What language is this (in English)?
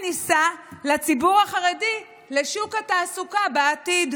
Hebrew